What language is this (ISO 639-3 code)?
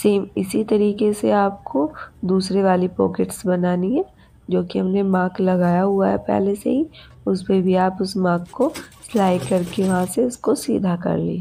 hin